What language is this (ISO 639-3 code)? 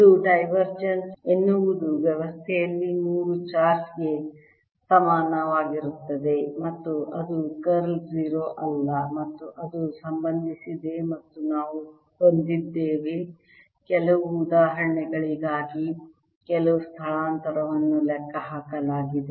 kan